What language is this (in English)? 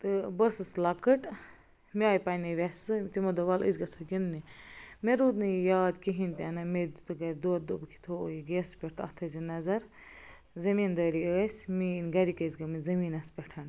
Kashmiri